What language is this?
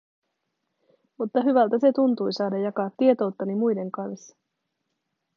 Finnish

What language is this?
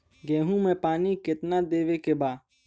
Bhojpuri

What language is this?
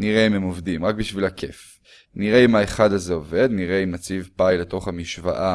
Hebrew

